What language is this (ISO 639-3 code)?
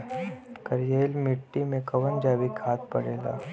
bho